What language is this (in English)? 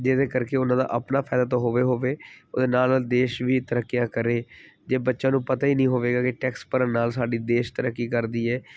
Punjabi